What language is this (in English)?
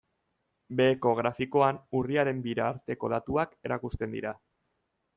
Basque